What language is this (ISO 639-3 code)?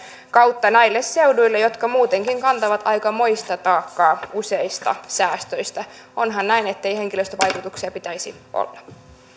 fin